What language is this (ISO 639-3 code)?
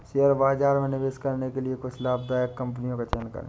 hin